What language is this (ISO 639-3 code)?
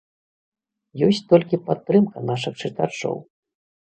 bel